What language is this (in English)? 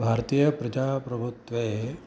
Sanskrit